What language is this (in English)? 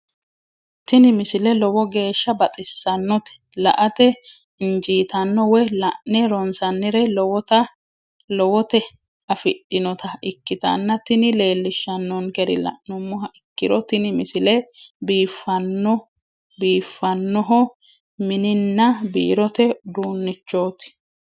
Sidamo